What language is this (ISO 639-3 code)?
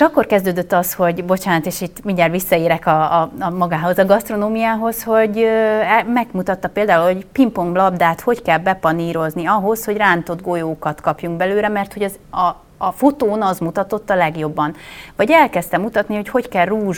hun